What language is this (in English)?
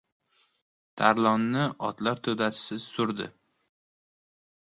Uzbek